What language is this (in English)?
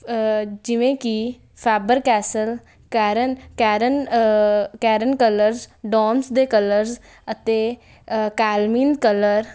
Punjabi